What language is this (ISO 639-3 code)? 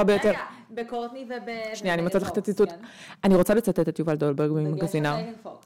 heb